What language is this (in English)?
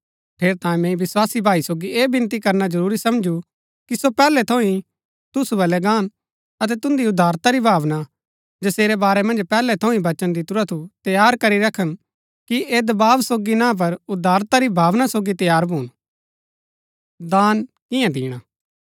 Gaddi